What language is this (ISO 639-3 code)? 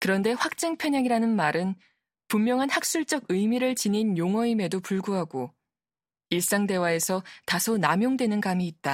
kor